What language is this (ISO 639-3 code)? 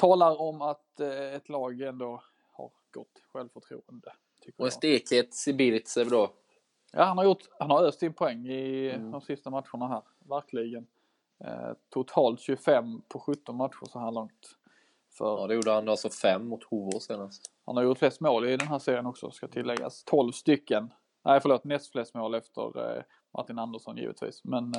swe